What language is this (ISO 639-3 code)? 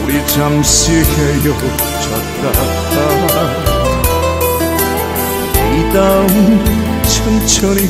kor